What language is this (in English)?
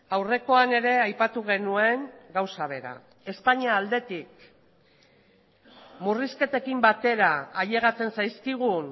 Basque